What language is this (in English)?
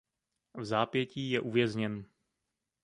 Czech